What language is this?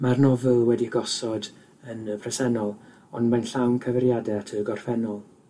Welsh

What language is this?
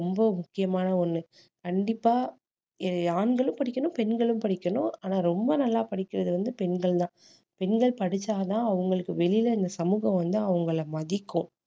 Tamil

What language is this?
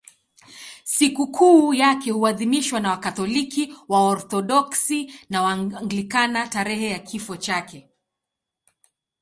Swahili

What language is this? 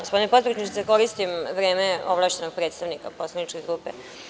Serbian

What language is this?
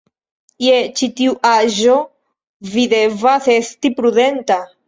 Esperanto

